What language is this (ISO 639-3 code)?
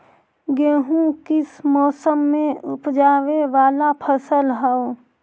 mag